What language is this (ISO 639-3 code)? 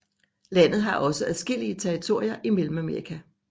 dan